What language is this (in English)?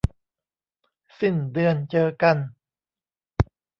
Thai